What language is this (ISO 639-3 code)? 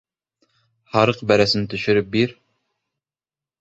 bak